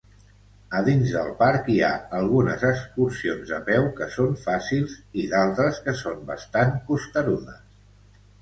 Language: Catalan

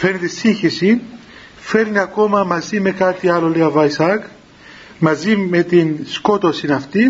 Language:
Greek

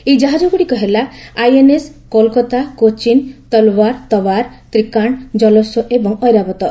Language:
Odia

